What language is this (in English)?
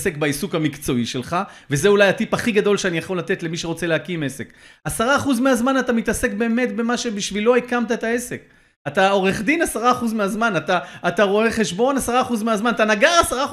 Hebrew